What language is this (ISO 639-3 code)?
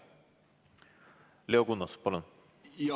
est